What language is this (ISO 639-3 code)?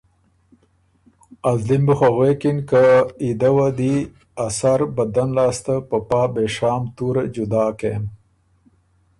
oru